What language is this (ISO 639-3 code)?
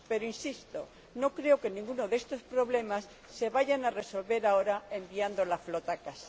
spa